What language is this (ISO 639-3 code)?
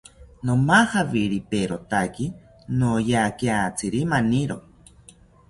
cpy